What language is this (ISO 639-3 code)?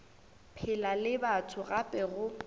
nso